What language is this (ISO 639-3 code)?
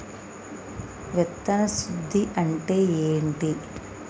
tel